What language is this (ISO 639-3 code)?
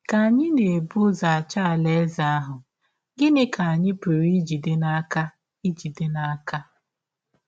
ibo